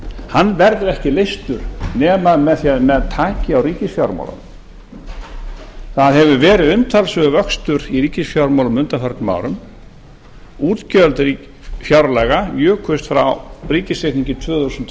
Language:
Icelandic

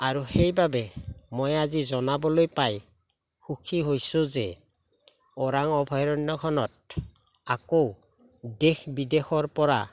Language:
Assamese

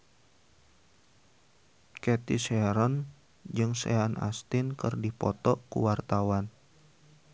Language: Sundanese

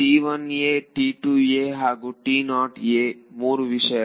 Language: Kannada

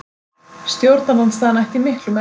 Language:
Icelandic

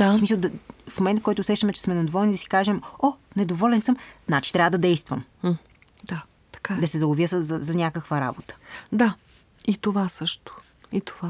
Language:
Bulgarian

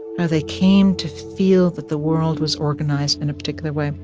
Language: English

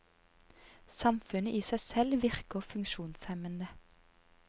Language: Norwegian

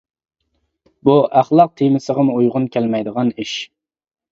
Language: Uyghur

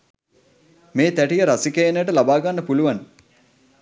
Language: Sinhala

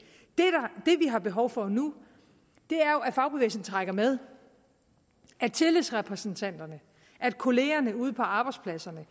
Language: Danish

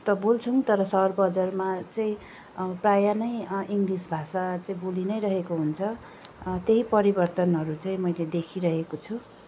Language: Nepali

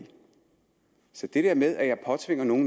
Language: Danish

